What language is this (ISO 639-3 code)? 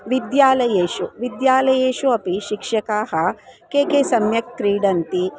san